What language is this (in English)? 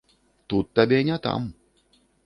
Belarusian